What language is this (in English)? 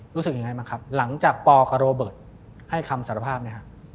Thai